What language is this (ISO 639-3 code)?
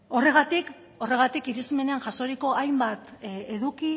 eus